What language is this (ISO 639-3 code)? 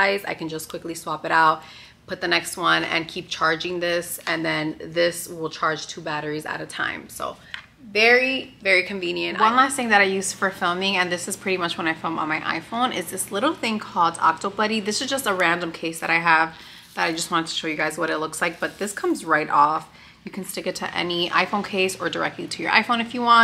eng